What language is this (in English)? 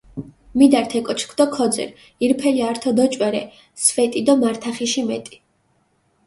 Mingrelian